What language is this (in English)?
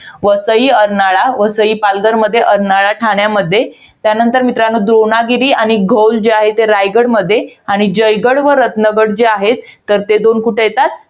Marathi